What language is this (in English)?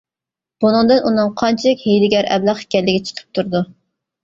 Uyghur